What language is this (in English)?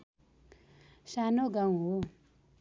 Nepali